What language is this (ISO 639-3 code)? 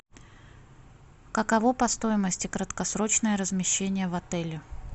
rus